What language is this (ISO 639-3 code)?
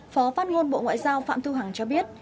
vie